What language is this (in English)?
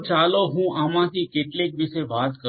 Gujarati